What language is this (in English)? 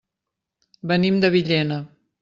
Catalan